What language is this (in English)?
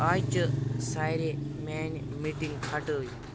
Kashmiri